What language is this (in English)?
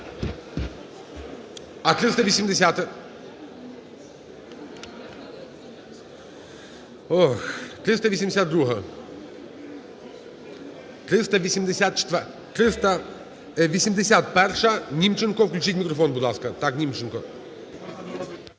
Ukrainian